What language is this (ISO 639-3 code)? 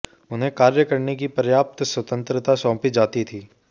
hin